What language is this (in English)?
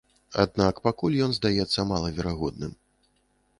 Belarusian